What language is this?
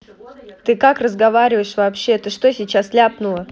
Russian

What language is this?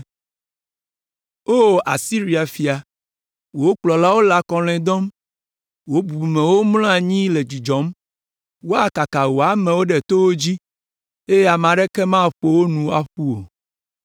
Ewe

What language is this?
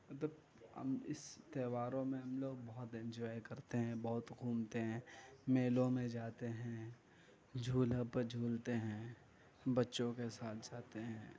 Urdu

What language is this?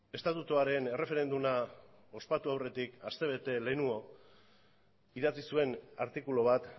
Basque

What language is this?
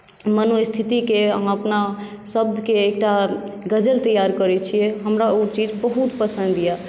Maithili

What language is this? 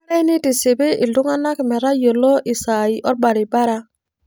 Masai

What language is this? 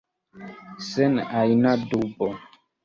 Esperanto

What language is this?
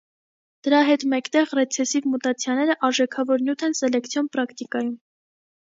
Armenian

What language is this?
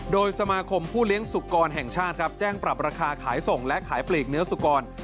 Thai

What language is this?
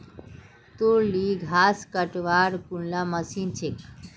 Magahi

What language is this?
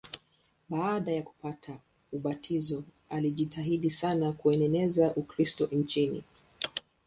Swahili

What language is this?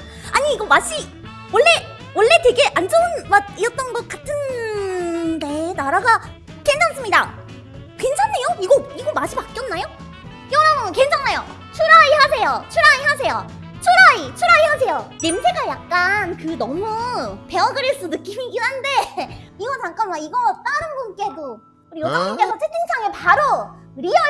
Korean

